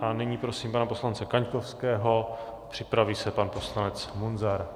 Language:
Czech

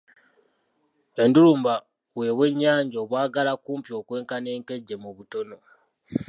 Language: Ganda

